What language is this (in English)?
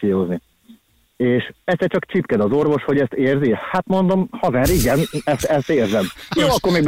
Hungarian